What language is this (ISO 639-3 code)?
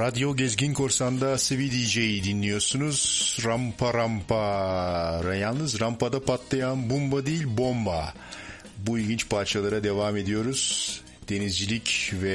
tur